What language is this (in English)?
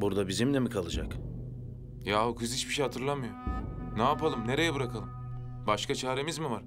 Turkish